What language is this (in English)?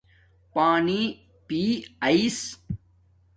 Domaaki